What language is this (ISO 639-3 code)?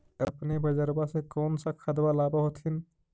mag